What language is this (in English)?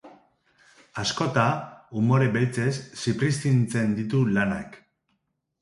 Basque